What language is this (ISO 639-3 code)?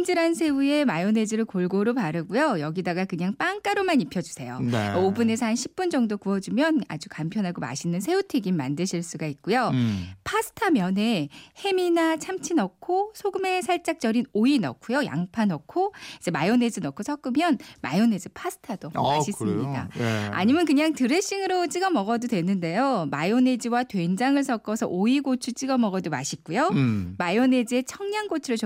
kor